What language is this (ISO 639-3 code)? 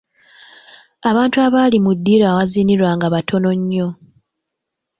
lug